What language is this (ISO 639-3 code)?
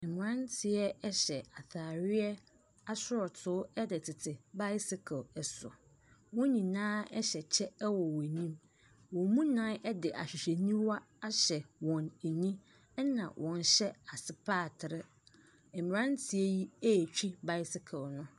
aka